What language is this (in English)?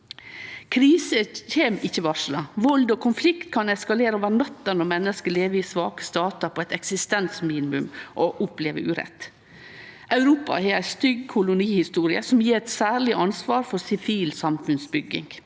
Norwegian